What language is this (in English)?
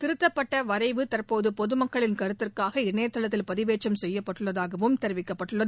Tamil